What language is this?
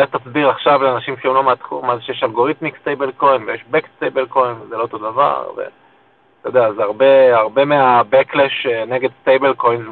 Hebrew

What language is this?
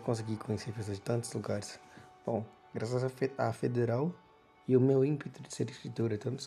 Portuguese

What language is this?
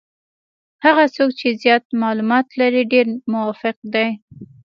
Pashto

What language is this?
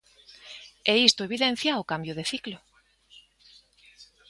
Galician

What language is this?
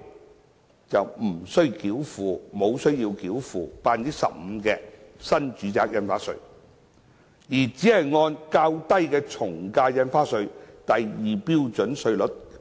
Cantonese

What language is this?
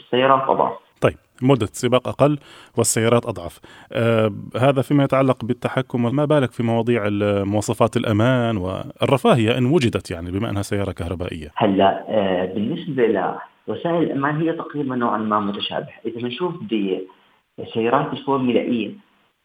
Arabic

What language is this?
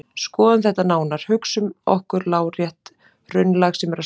Icelandic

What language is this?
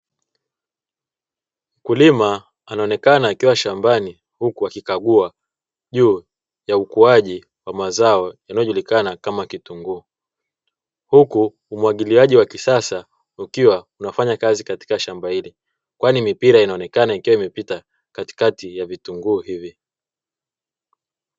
Swahili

